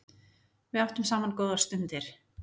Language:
Icelandic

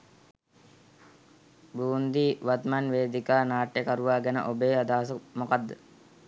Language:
Sinhala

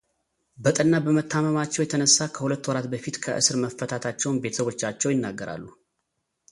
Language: Amharic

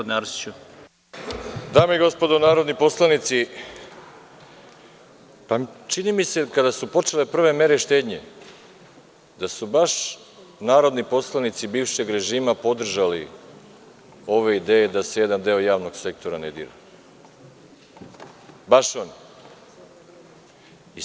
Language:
Serbian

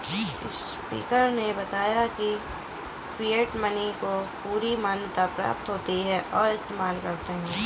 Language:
Hindi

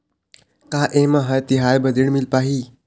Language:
Chhattisgarhi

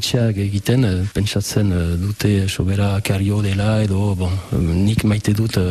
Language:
French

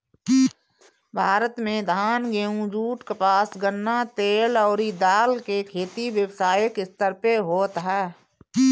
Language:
Bhojpuri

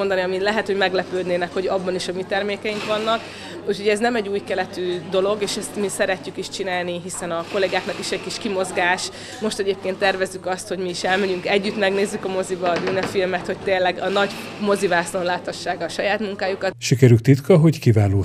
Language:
Hungarian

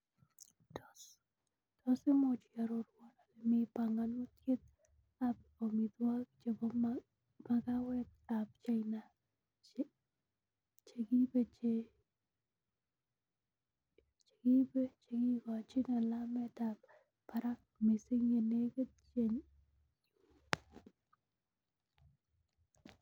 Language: Kalenjin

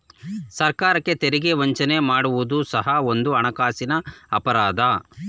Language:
Kannada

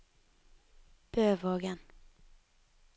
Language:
Norwegian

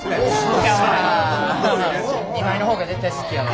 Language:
Japanese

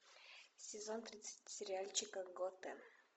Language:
Russian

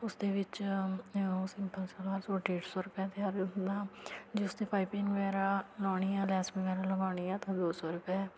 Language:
Punjabi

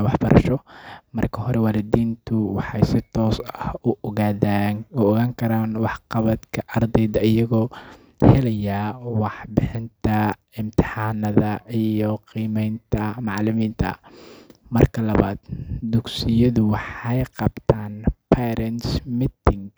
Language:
Somali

